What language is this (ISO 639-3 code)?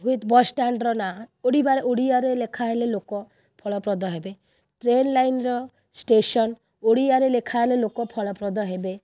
ori